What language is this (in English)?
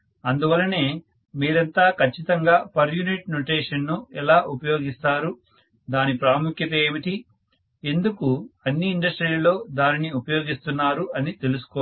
Telugu